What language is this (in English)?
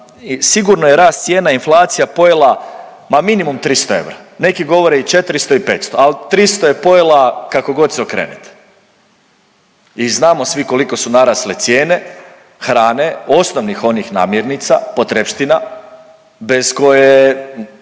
Croatian